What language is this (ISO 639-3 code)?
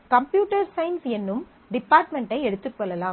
tam